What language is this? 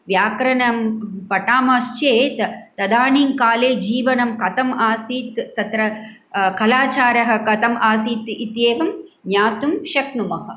Sanskrit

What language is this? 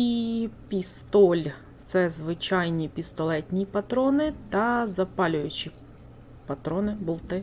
Ukrainian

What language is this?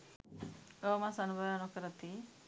Sinhala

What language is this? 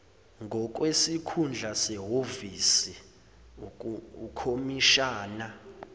Zulu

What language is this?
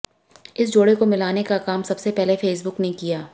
Hindi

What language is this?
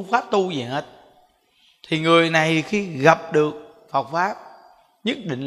Vietnamese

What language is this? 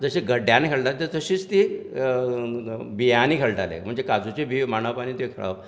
Konkani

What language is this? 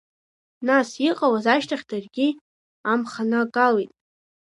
Abkhazian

